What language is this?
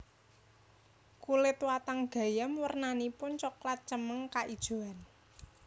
Javanese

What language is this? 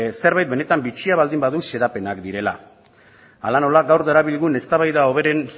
Basque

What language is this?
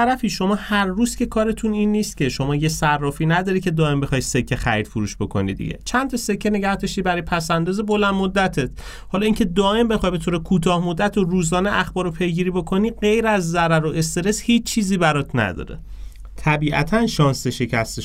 Persian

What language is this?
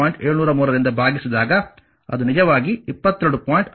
Kannada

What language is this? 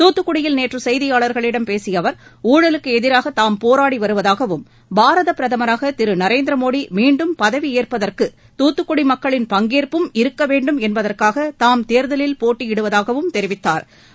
Tamil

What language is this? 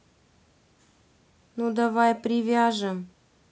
Russian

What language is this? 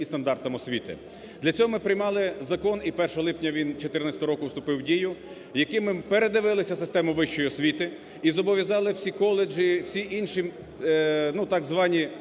Ukrainian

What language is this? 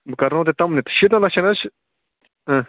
Kashmiri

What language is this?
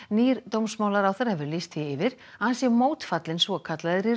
Icelandic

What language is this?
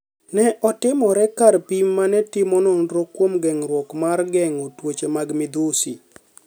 Luo (Kenya and Tanzania)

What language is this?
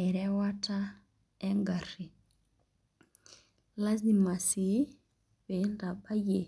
Masai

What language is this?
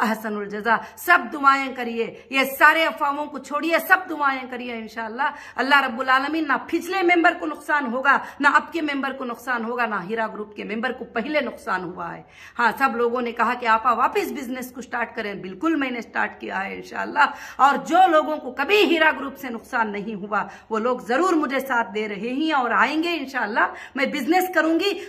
Hindi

